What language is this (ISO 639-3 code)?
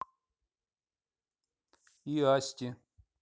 rus